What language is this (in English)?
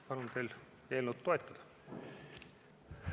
Estonian